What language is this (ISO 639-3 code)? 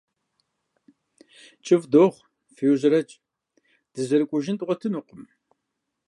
kbd